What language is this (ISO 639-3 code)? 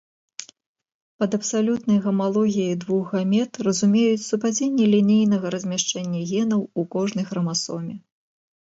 bel